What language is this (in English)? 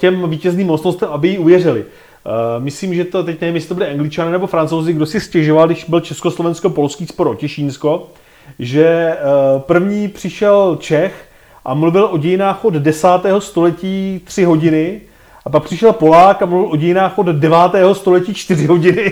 Czech